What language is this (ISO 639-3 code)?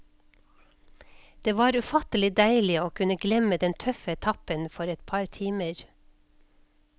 nor